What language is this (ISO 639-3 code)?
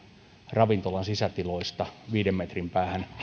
fin